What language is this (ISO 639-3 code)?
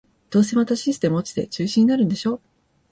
jpn